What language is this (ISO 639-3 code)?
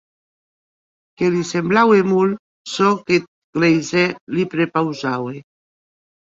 oci